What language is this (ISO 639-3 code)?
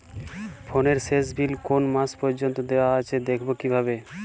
ben